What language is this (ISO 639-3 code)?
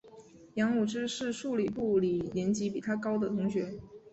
zho